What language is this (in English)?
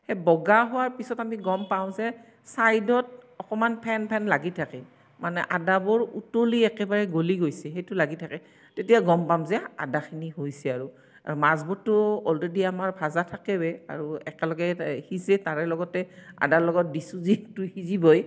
Assamese